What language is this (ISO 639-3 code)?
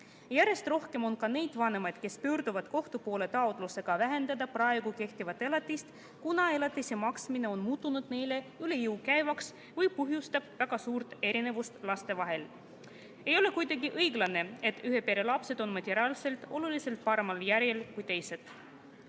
est